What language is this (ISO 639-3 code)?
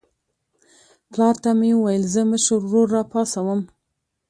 pus